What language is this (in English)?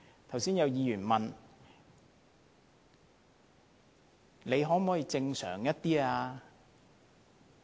Cantonese